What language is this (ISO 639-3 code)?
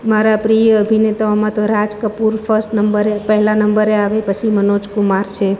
guj